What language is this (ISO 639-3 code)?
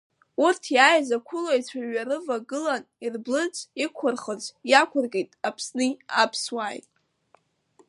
abk